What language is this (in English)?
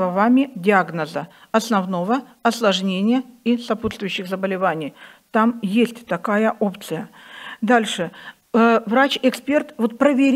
Russian